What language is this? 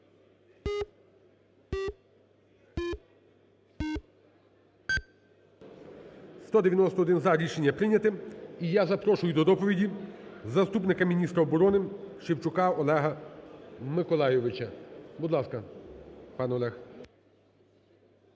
Ukrainian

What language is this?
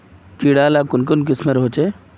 Magahi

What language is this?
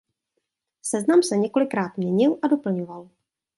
Czech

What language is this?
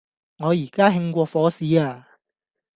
Cantonese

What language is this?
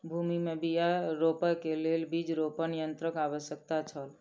Maithili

